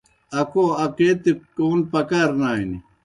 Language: Kohistani Shina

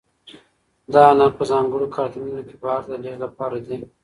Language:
Pashto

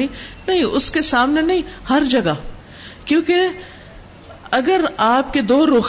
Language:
Urdu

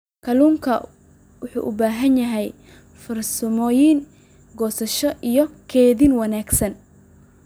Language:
Somali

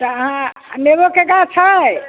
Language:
Maithili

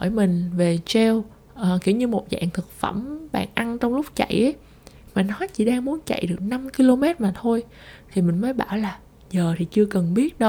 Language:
Vietnamese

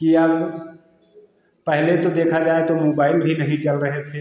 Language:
Hindi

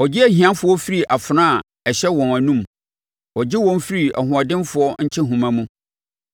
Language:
Akan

